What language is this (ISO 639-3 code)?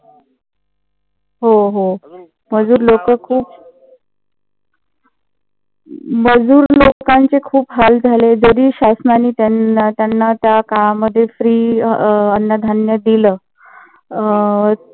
mar